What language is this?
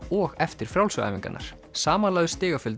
Icelandic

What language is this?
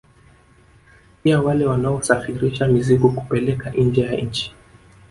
Swahili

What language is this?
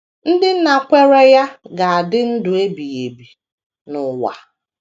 Igbo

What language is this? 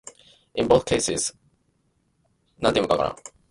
English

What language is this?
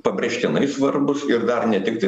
Lithuanian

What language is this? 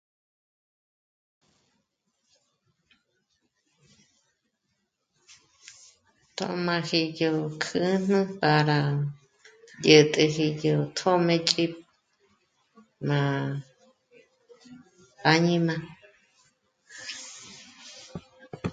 Michoacán Mazahua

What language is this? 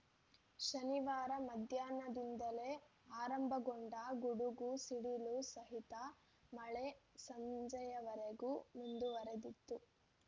Kannada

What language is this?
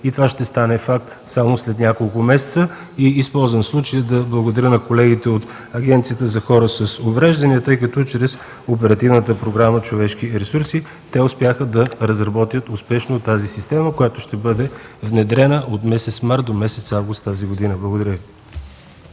Bulgarian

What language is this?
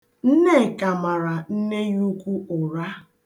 Igbo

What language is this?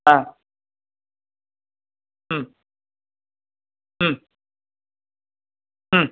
Sanskrit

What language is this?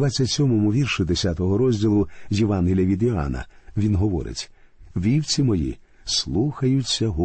Ukrainian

